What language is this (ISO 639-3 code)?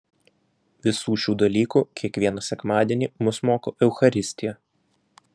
lit